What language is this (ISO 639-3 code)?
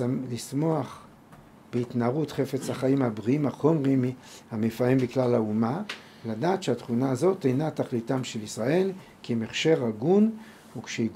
heb